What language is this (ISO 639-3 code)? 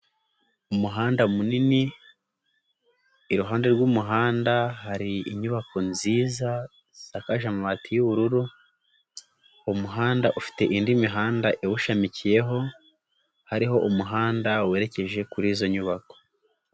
kin